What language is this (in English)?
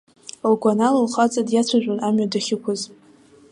Abkhazian